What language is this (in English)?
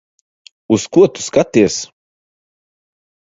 Latvian